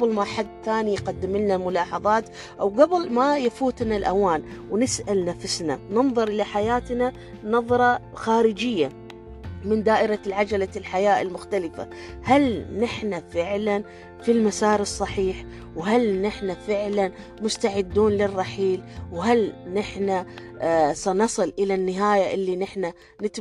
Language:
Arabic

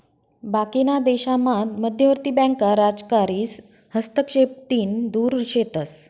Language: Marathi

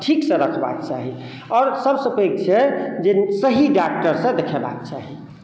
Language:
Maithili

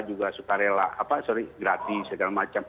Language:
Indonesian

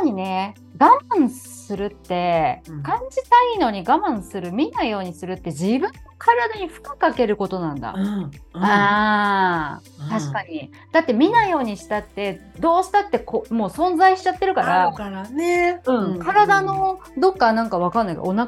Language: Japanese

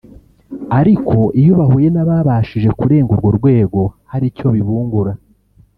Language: Kinyarwanda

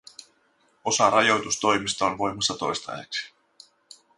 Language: Finnish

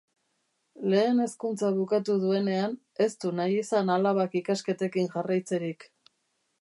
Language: Basque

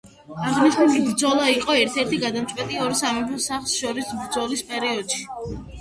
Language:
Georgian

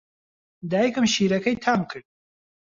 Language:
Central Kurdish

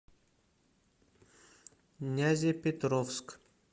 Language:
Russian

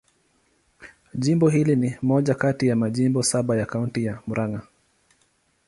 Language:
Swahili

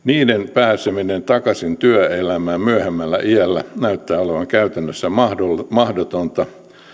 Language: Finnish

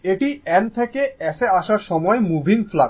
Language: Bangla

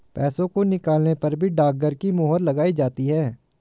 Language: Hindi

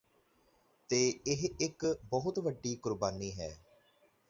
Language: Punjabi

